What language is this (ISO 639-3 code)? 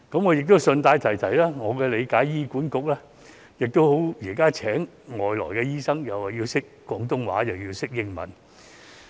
yue